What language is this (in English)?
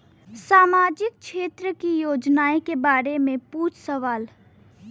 Bhojpuri